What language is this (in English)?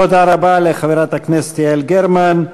Hebrew